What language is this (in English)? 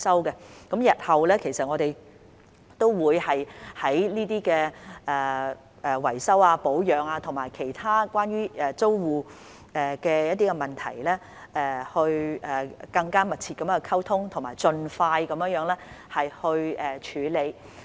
Cantonese